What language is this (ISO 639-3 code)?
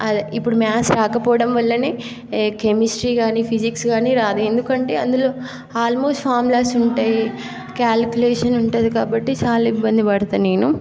tel